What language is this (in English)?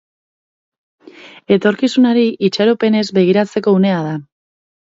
Basque